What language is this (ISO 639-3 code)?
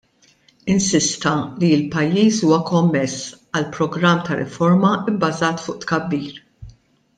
mlt